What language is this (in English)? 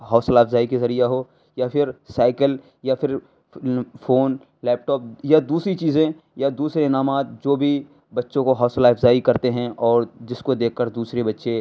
Urdu